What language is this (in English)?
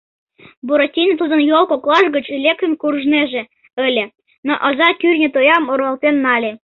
Mari